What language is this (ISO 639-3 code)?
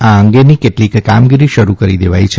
guj